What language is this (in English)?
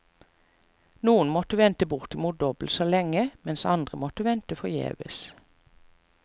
Norwegian